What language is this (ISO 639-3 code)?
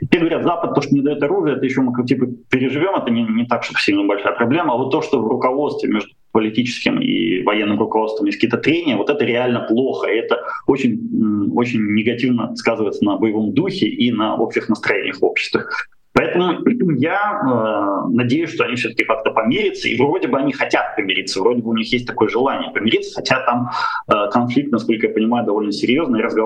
rus